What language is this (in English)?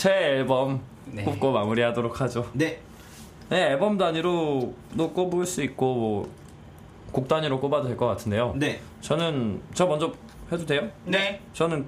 Korean